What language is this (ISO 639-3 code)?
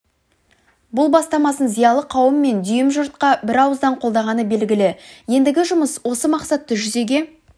kaz